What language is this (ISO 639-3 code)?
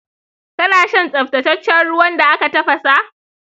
hau